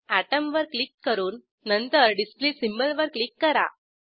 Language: Marathi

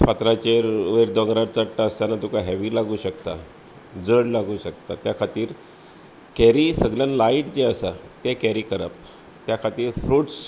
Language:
Konkani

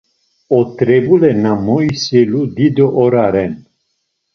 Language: Laz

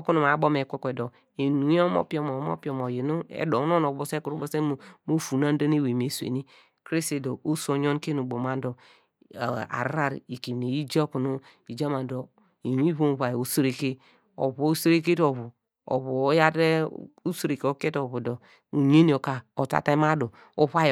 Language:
Degema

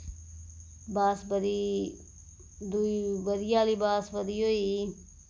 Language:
Dogri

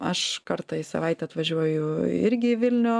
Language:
Lithuanian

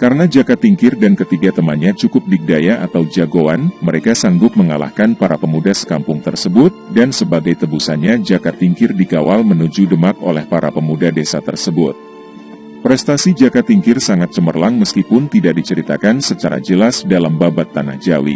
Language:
Indonesian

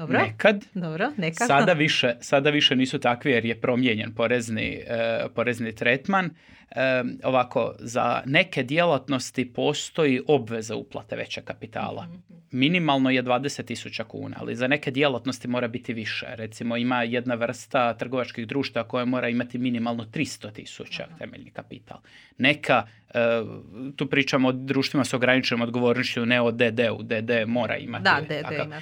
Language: Croatian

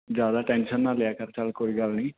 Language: Punjabi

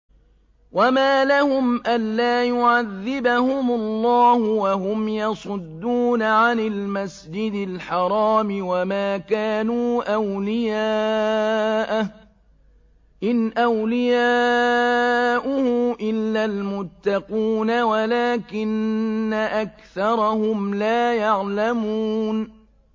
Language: Arabic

